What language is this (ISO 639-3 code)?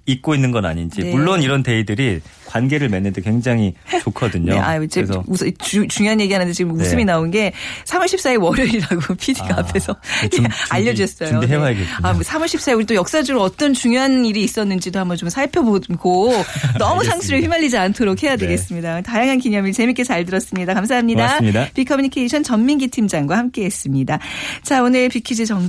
kor